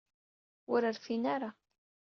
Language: Kabyle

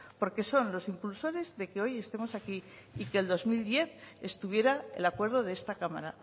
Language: Spanish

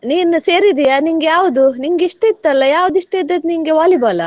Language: Kannada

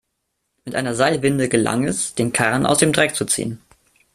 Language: German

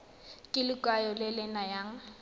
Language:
Tswana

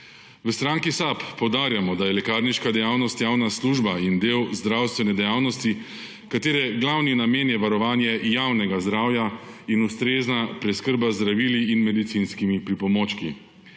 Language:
Slovenian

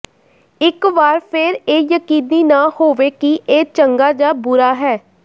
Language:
Punjabi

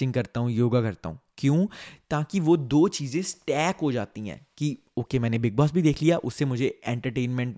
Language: Hindi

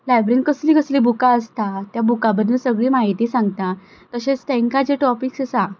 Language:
Konkani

